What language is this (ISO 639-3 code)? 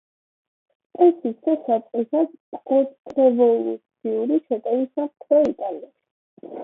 kat